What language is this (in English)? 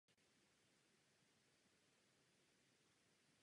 Czech